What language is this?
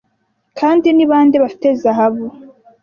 Kinyarwanda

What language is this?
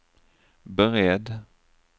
Swedish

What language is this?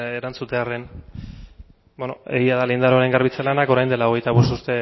Basque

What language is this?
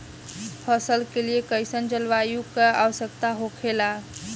Bhojpuri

